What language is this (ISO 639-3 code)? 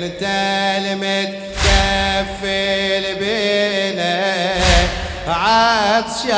ara